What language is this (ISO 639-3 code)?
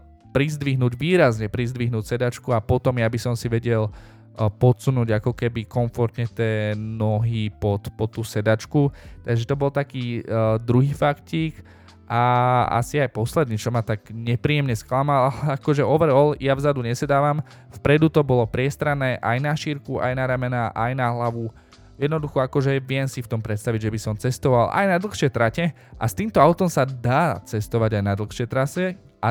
slk